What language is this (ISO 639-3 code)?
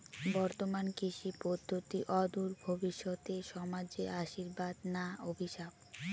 ben